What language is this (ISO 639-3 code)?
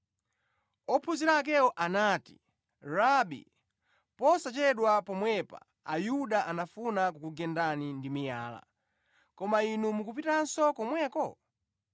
nya